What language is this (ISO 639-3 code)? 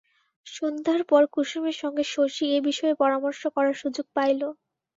ben